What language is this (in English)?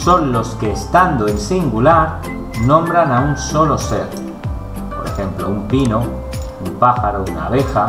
Spanish